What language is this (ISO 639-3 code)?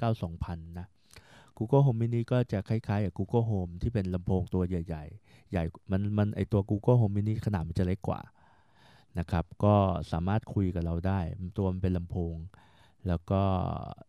tha